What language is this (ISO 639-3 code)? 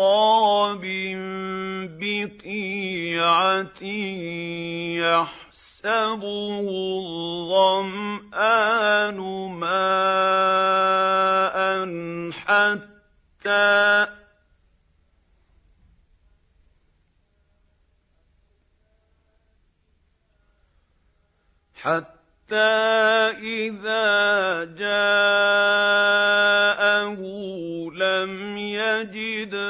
ara